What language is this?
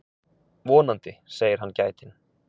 Icelandic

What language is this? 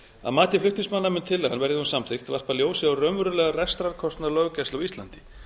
Icelandic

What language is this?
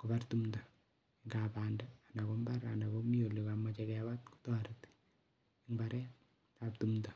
Kalenjin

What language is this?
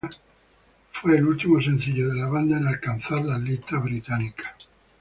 Spanish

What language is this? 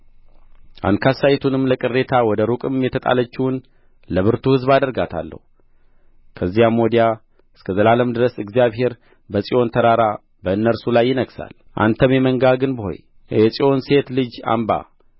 Amharic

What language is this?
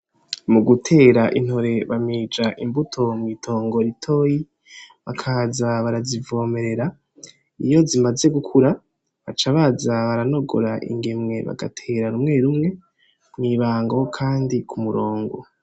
Rundi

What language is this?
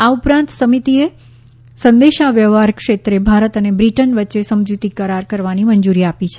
Gujarati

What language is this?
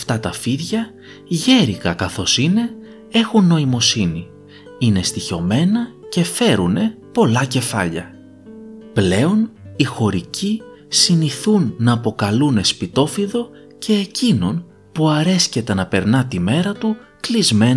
Greek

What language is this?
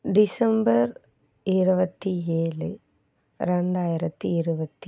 Tamil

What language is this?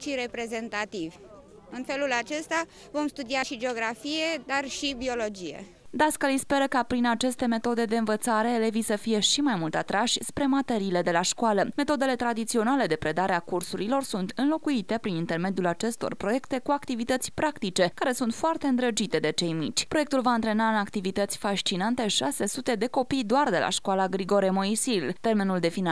Romanian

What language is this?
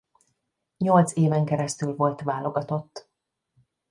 Hungarian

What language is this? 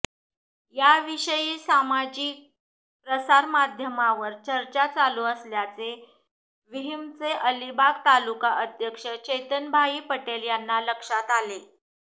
Marathi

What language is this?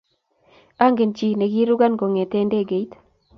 Kalenjin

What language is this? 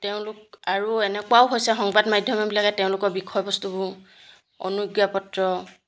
Assamese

